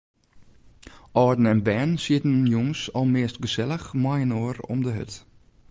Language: Western Frisian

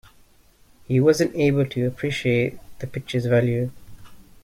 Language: English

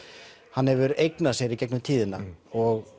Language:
Icelandic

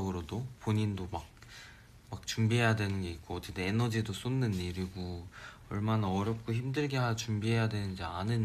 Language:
Korean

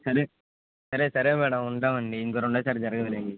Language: Telugu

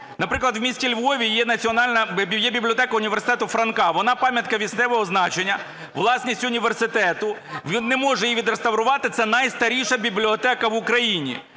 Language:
Ukrainian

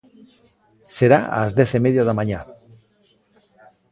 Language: Galician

